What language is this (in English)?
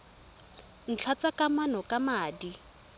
Tswana